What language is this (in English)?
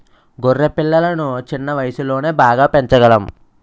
Telugu